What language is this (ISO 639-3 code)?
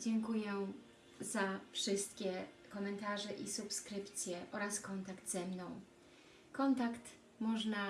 pol